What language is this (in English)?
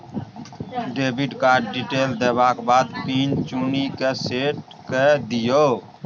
Maithili